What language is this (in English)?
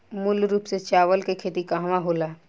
Bhojpuri